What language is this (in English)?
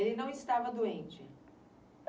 Portuguese